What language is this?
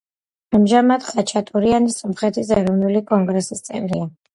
Georgian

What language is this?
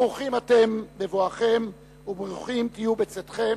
Hebrew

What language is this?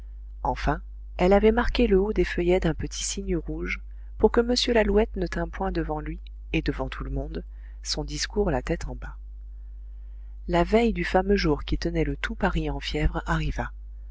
French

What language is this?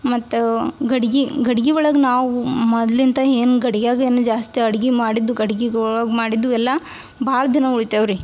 Kannada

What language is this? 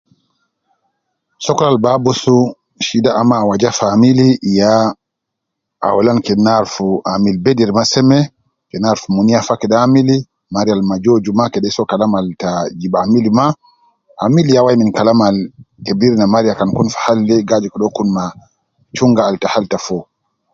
Nubi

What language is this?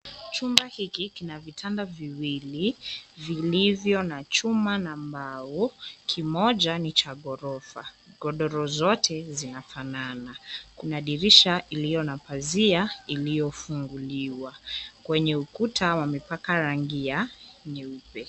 Swahili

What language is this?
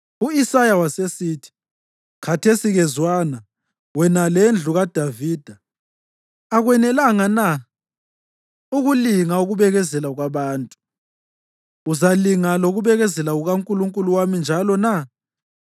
North Ndebele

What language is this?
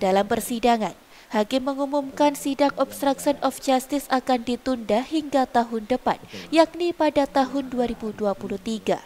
Indonesian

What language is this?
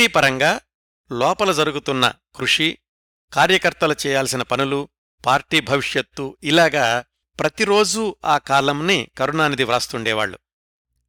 Telugu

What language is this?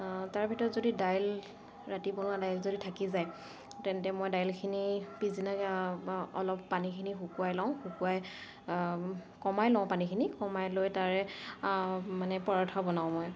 Assamese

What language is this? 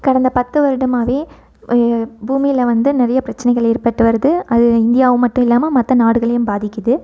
Tamil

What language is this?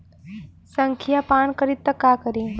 Bhojpuri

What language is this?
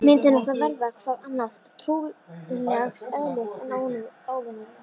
Icelandic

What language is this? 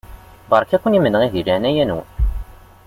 Kabyle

